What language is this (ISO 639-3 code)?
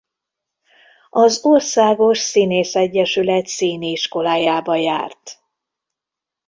hun